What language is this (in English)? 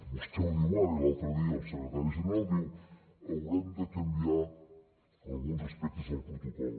Catalan